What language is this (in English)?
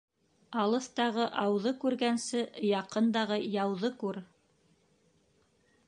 Bashkir